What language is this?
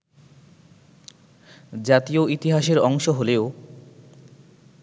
Bangla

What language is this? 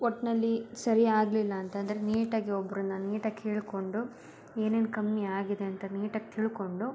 Kannada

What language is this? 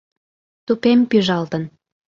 Mari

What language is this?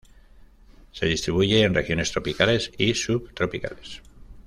Spanish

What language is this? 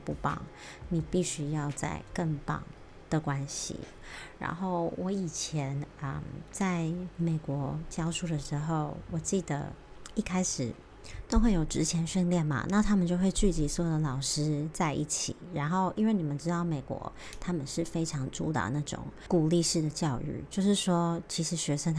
Chinese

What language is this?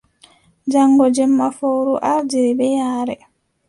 Adamawa Fulfulde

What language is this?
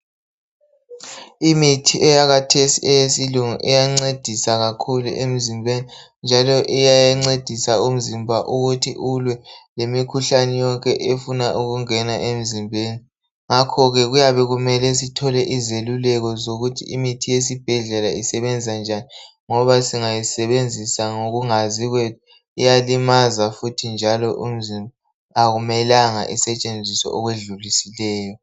North Ndebele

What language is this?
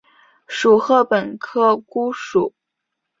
Chinese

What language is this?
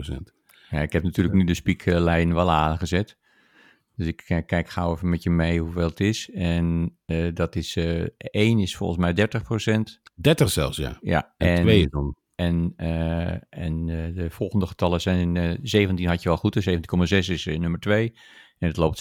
Dutch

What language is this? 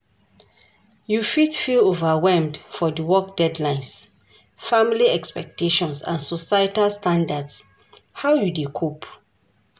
Nigerian Pidgin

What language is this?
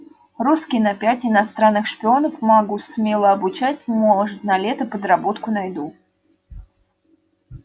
Russian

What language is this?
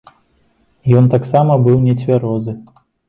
Belarusian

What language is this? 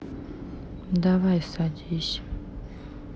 Russian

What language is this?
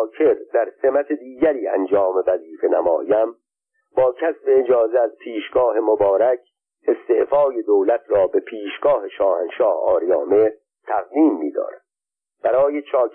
Persian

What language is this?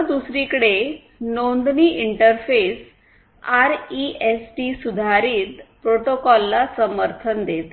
Marathi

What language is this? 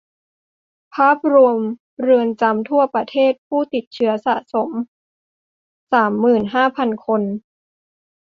Thai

